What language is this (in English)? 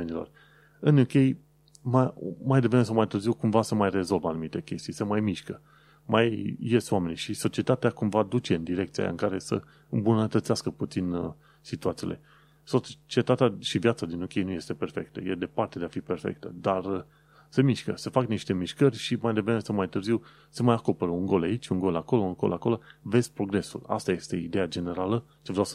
Romanian